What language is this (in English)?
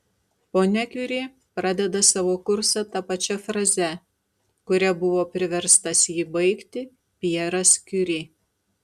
Lithuanian